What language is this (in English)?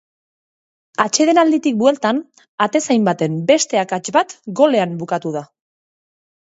Basque